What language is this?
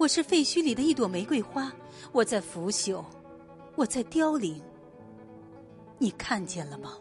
Chinese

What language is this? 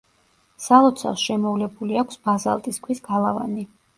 Georgian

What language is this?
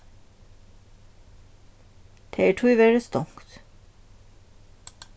Faroese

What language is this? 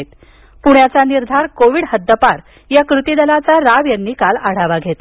Marathi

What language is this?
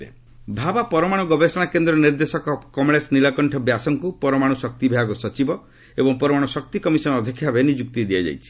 Odia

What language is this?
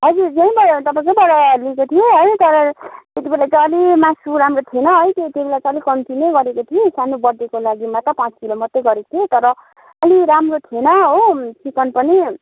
Nepali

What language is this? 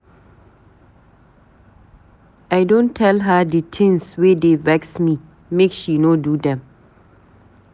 Nigerian Pidgin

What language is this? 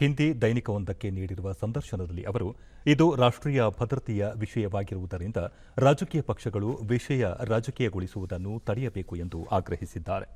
Kannada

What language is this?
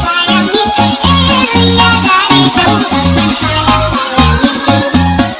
Indonesian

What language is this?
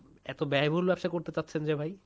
Bangla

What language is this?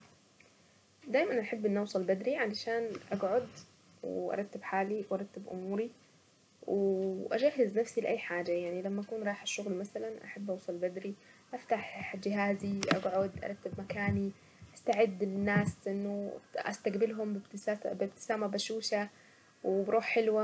Saidi Arabic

